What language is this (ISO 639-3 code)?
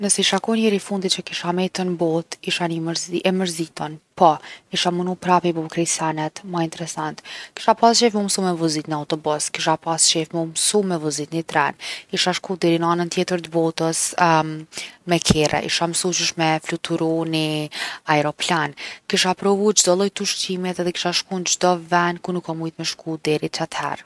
aln